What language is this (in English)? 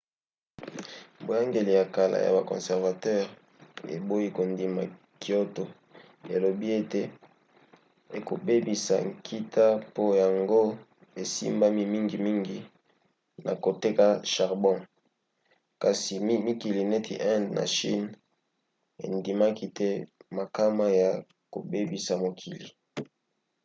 Lingala